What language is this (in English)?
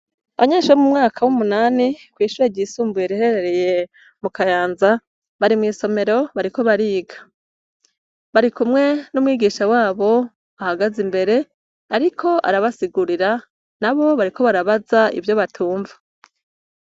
Rundi